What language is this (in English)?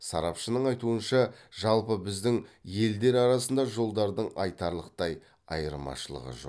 Kazakh